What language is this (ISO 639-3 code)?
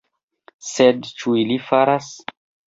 epo